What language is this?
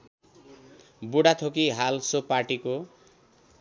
Nepali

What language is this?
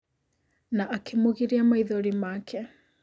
Kikuyu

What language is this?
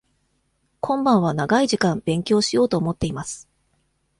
Japanese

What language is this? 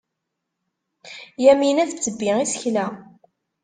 Kabyle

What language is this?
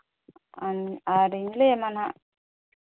Santali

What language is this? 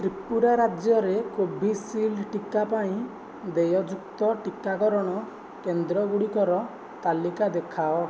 Odia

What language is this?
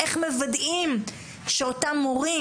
Hebrew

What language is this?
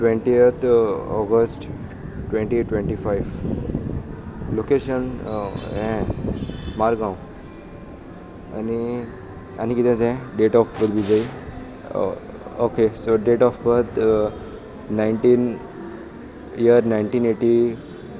Konkani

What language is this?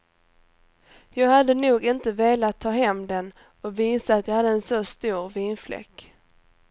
Swedish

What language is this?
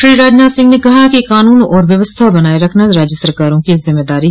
Hindi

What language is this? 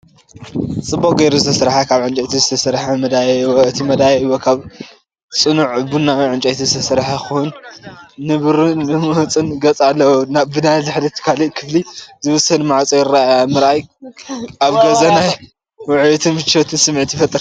Tigrinya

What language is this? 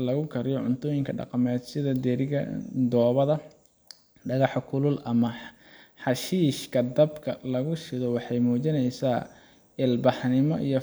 Somali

